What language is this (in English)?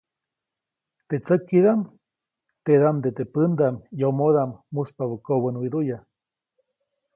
Copainalá Zoque